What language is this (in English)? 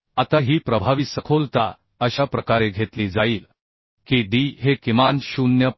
Marathi